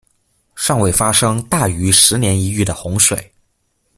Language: Chinese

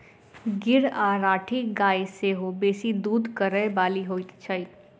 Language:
Maithili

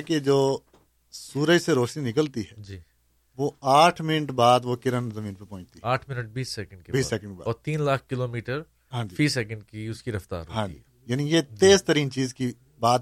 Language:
Urdu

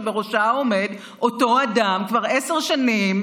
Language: Hebrew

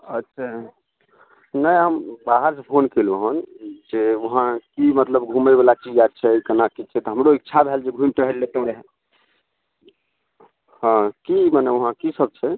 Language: Maithili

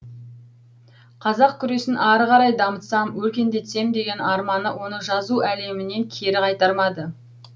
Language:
Kazakh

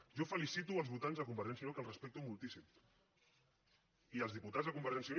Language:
Catalan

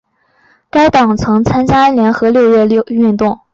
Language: Chinese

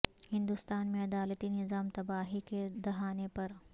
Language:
Urdu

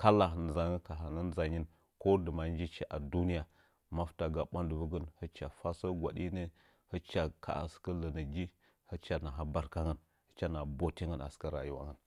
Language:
Nzanyi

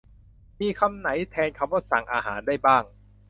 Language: Thai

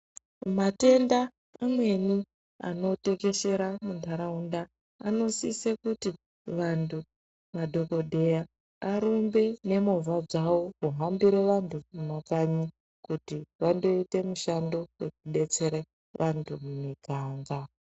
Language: Ndau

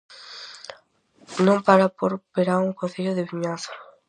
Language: Galician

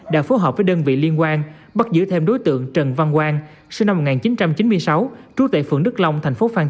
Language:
Vietnamese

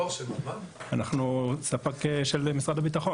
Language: Hebrew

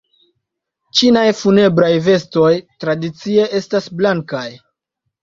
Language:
Esperanto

